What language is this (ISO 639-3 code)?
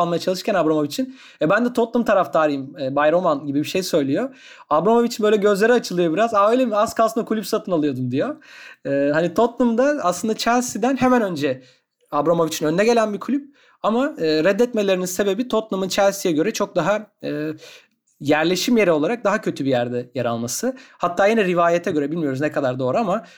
tur